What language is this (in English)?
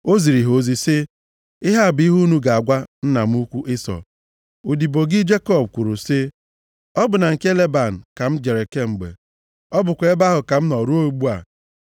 Igbo